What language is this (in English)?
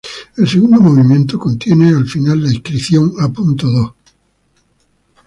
Spanish